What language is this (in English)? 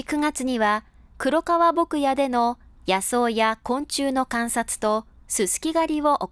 Japanese